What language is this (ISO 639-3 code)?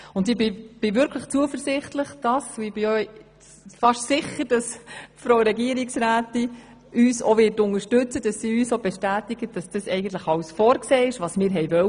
gsw